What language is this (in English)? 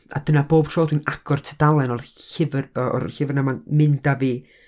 Welsh